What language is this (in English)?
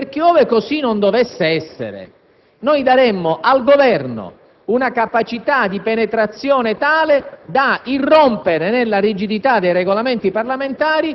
Italian